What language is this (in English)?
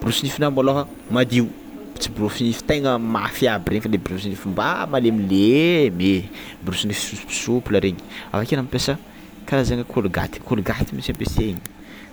Tsimihety Malagasy